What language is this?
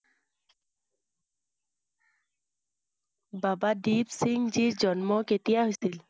Assamese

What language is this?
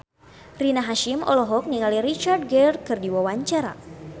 Sundanese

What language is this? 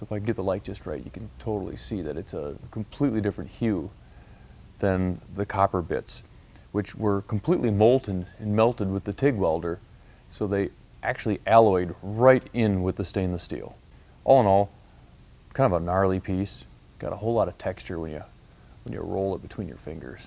English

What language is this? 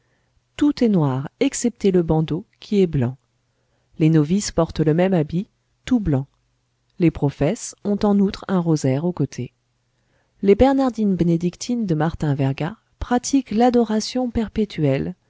French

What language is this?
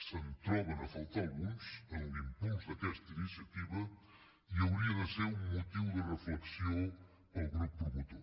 Catalan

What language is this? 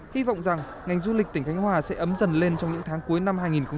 Vietnamese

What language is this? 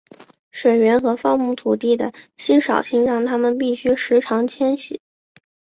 Chinese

